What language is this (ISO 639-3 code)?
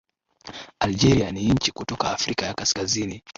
swa